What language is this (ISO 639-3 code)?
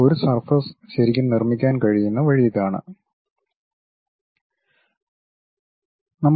mal